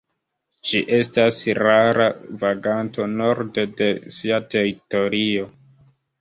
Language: Esperanto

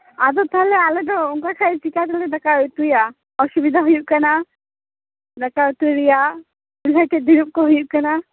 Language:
Santali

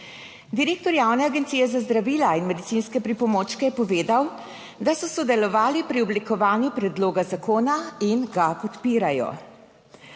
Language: Slovenian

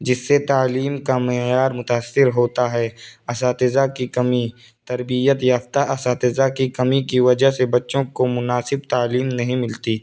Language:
Urdu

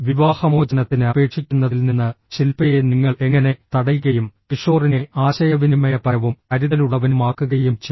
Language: Malayalam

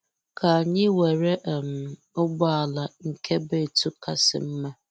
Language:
Igbo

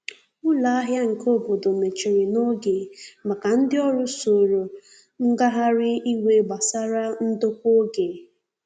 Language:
Igbo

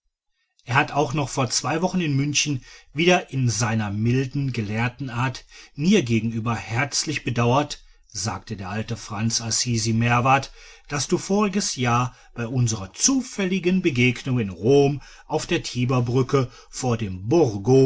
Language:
German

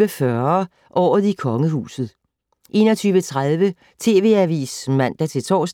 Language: Danish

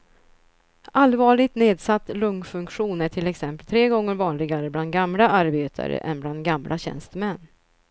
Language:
Swedish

